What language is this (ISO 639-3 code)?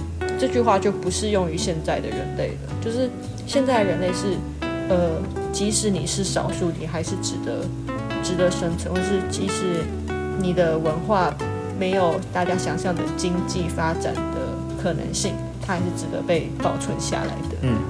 zho